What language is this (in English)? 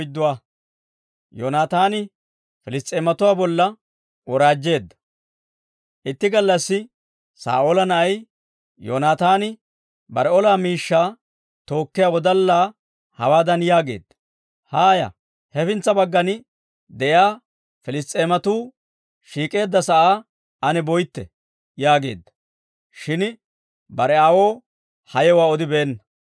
Dawro